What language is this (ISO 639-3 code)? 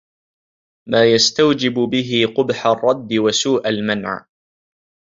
ara